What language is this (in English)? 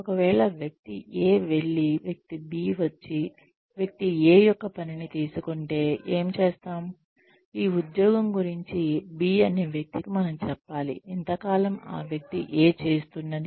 Telugu